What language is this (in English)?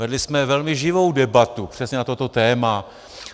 Czech